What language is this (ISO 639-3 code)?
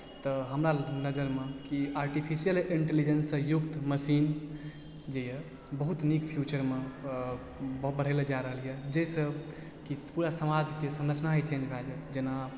mai